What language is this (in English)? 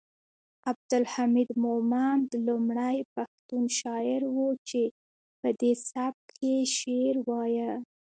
Pashto